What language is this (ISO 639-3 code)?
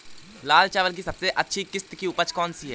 hin